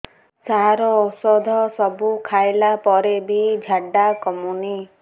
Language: Odia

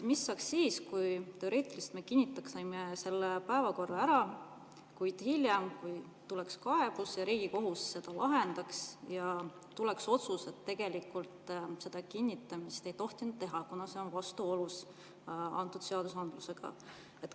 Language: Estonian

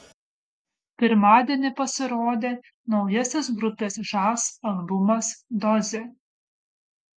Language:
Lithuanian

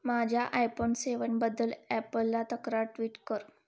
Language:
Marathi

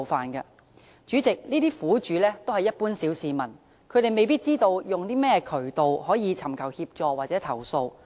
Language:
Cantonese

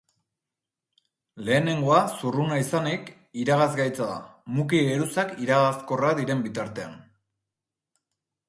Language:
Basque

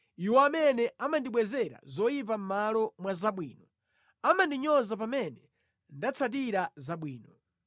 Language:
Nyanja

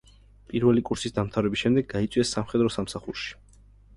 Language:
Georgian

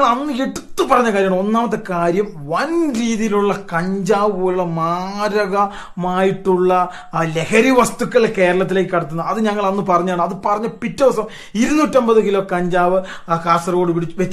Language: Turkish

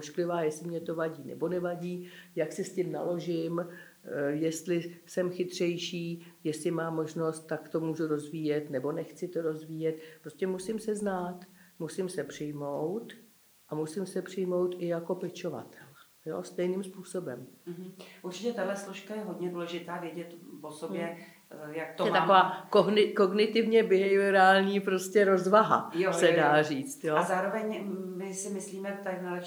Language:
Czech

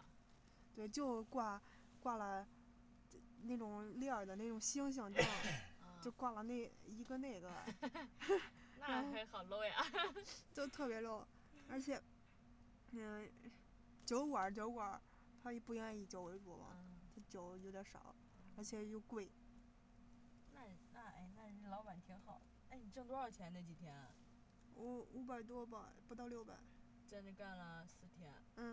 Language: Chinese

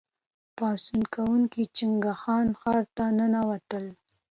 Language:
Pashto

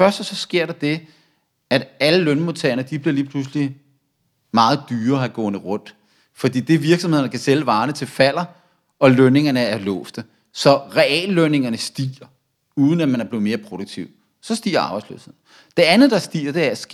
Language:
Danish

